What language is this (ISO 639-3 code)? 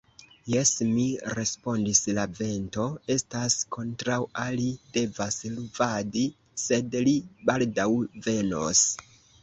epo